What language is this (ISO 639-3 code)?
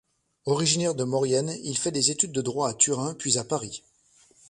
fra